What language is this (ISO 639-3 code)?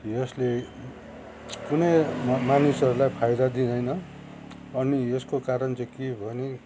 nep